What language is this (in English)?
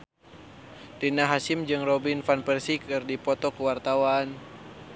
Sundanese